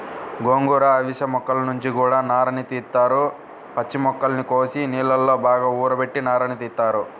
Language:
Telugu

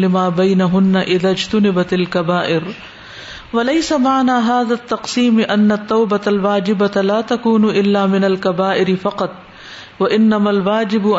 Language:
Urdu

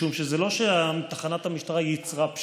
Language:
Hebrew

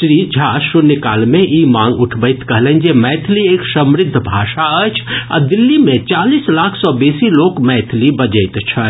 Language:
Maithili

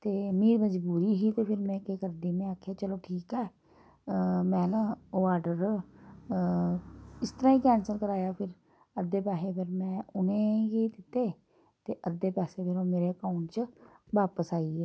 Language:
Dogri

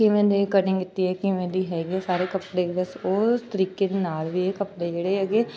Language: Punjabi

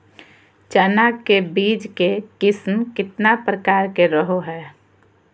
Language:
Magahi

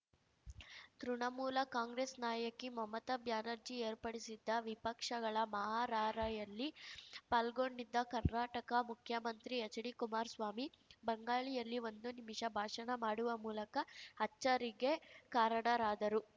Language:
Kannada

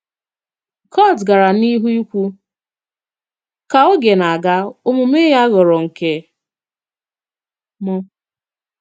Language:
Igbo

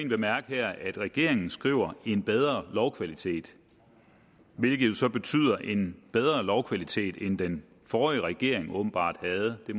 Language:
Danish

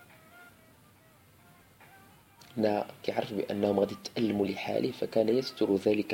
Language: Arabic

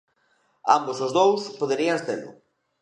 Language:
Galician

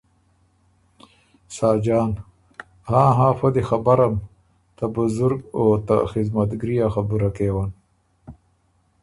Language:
Ormuri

